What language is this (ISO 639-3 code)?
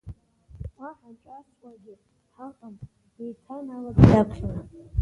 abk